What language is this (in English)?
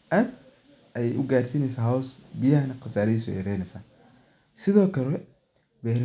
Somali